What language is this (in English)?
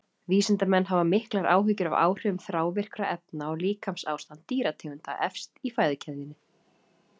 Icelandic